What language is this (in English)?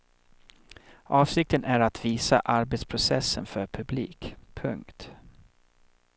Swedish